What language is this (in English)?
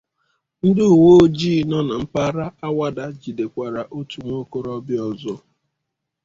Igbo